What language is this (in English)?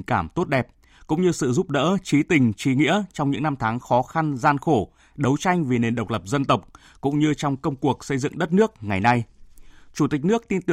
Vietnamese